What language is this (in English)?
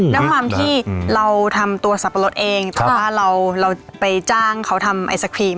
Thai